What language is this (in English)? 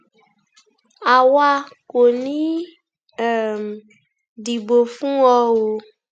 Yoruba